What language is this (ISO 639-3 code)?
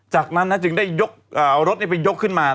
tha